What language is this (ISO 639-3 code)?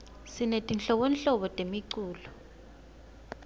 ssw